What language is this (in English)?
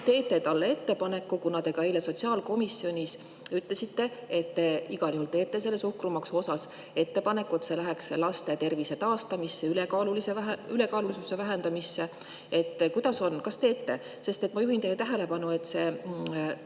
Estonian